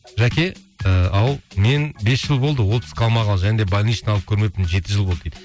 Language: Kazakh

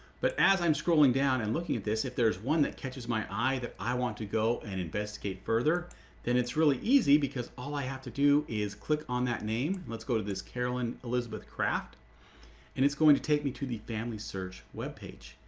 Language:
English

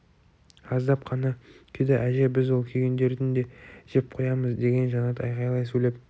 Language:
Kazakh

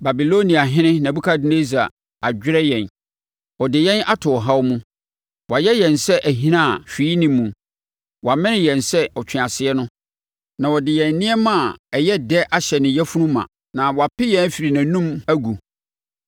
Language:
Akan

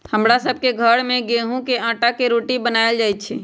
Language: Magahi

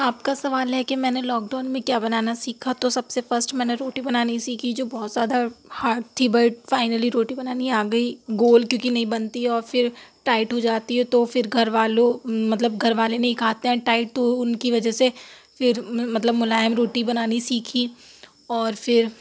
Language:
Urdu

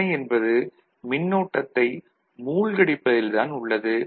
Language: Tamil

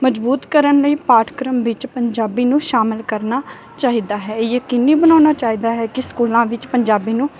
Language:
Punjabi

